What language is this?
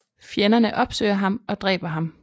Danish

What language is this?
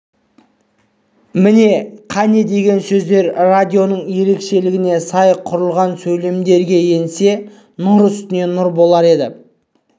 Kazakh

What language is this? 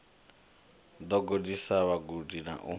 Venda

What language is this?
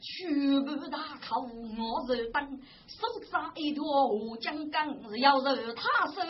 Chinese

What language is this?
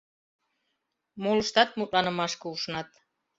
Mari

